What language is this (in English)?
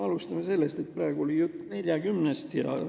Estonian